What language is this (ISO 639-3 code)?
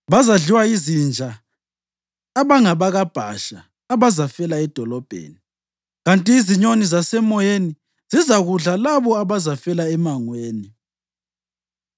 nde